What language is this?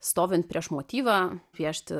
Lithuanian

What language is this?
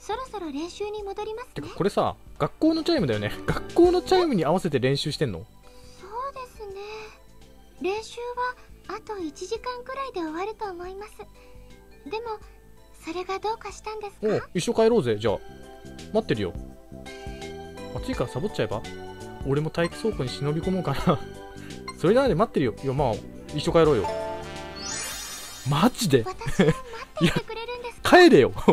Japanese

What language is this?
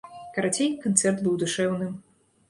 Belarusian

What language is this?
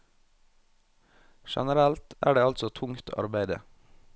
Norwegian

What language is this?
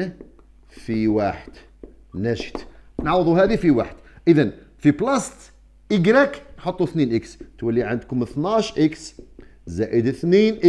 Arabic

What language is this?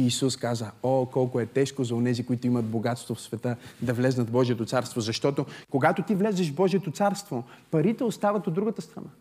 Bulgarian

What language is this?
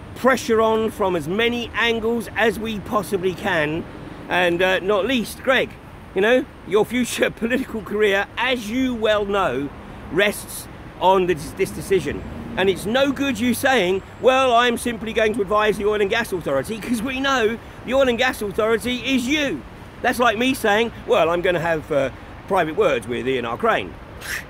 English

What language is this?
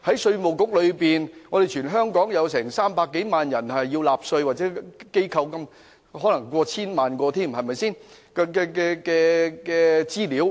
Cantonese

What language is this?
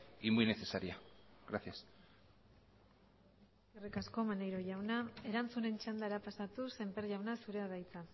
Basque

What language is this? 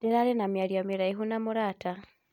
Kikuyu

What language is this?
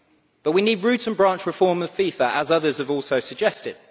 English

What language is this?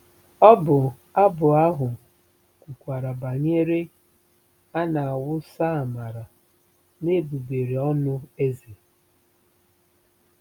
Igbo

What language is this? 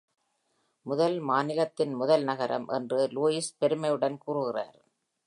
Tamil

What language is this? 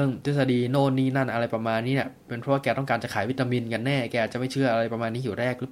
Thai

